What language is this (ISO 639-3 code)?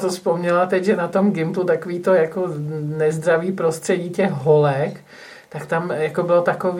ces